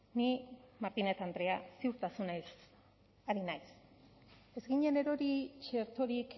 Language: Basque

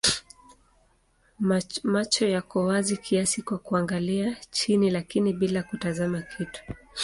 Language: Swahili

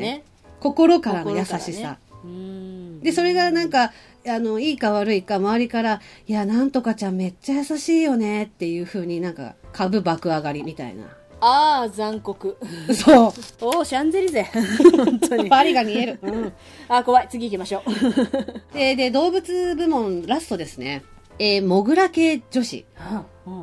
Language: Japanese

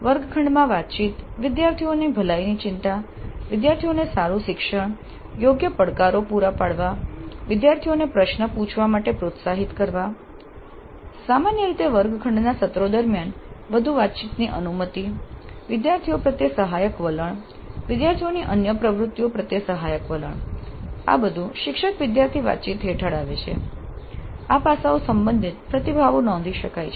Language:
Gujarati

